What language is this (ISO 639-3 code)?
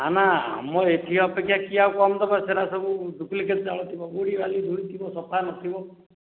ori